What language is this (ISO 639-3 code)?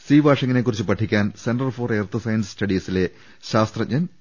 mal